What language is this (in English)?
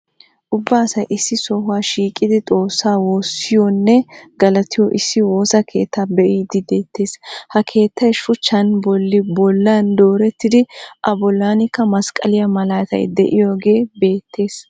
Wolaytta